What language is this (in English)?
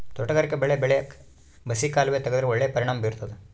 Kannada